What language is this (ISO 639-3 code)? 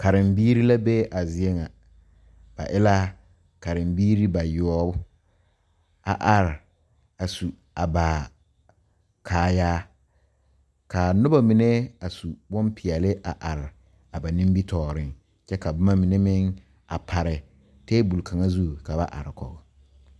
dga